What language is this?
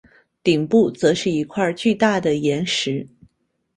Chinese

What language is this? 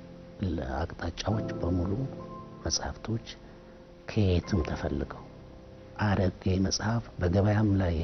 Arabic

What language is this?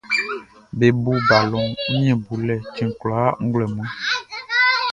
Baoulé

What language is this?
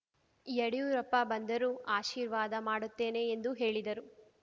Kannada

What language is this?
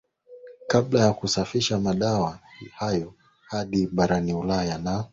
Swahili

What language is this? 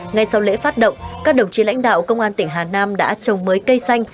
Vietnamese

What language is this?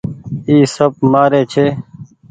Goaria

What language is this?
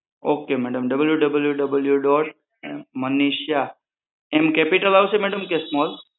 Gujarati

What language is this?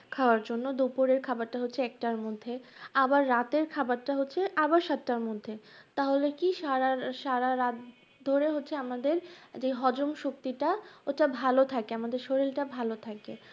Bangla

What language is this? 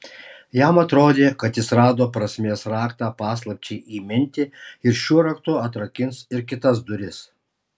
Lithuanian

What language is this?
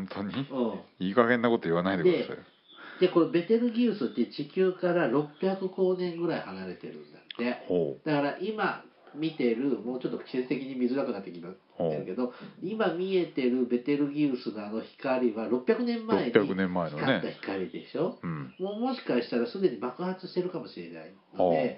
Japanese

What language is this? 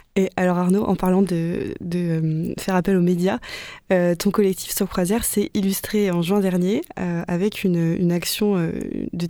French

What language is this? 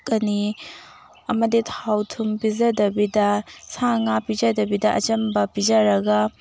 Manipuri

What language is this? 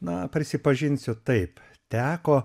Lithuanian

